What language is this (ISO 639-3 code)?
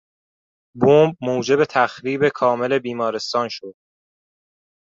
fas